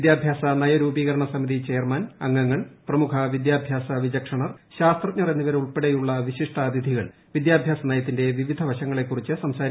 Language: Malayalam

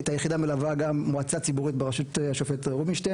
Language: Hebrew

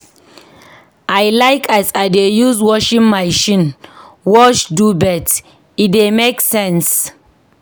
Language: Nigerian Pidgin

